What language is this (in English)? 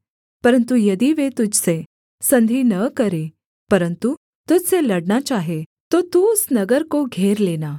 Hindi